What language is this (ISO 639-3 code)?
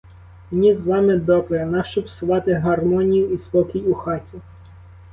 ukr